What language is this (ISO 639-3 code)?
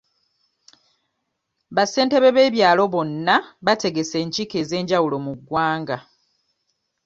lug